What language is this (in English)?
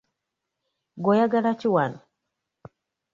Ganda